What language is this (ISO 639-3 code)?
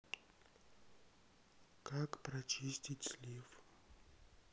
rus